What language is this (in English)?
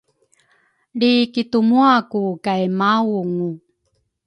Rukai